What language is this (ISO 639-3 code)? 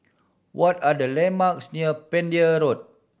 eng